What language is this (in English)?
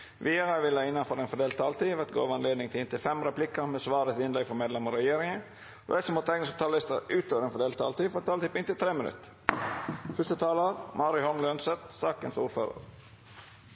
Norwegian Nynorsk